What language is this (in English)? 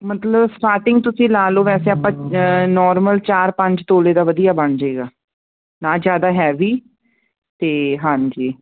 Punjabi